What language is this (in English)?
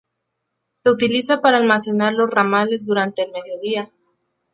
Spanish